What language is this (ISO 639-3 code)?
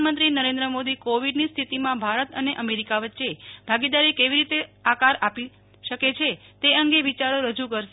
guj